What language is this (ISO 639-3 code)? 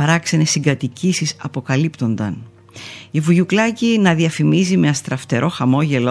ell